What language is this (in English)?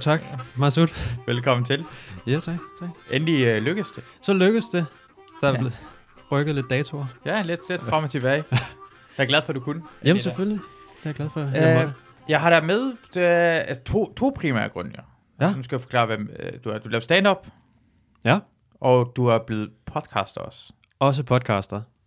Danish